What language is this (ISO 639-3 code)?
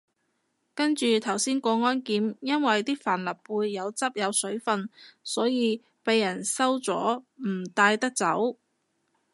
yue